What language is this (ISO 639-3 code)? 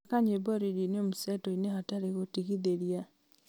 kik